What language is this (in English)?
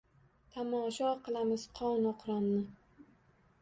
Uzbek